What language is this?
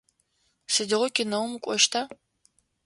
Adyghe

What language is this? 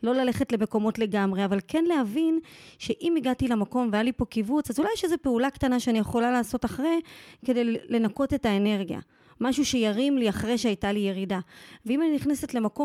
Hebrew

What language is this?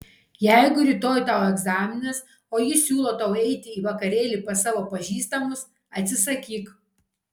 Lithuanian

